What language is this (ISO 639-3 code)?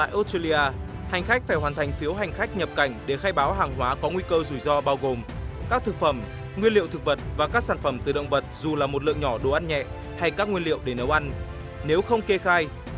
vie